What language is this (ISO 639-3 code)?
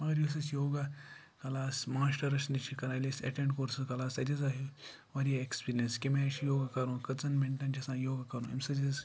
kas